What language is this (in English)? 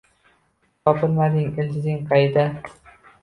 Uzbek